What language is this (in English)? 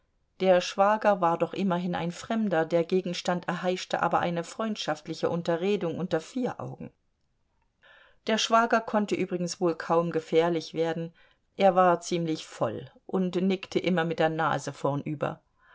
German